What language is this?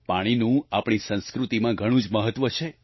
Gujarati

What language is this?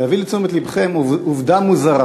Hebrew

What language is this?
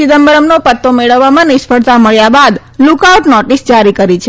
Gujarati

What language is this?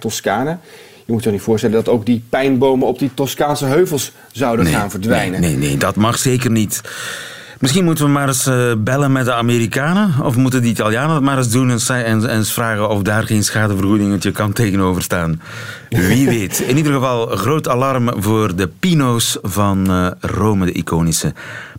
Dutch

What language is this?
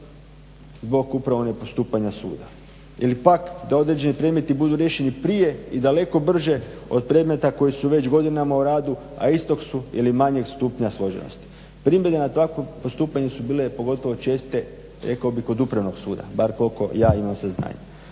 Croatian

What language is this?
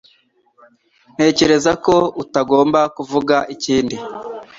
Kinyarwanda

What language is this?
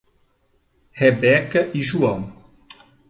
Portuguese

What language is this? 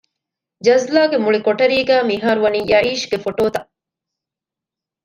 Divehi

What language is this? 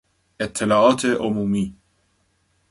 Persian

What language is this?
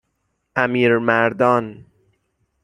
Persian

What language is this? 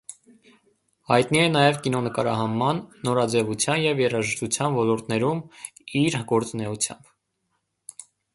Armenian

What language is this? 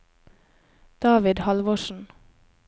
Norwegian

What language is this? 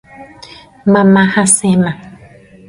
Guarani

